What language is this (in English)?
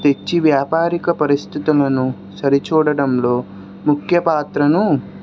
Telugu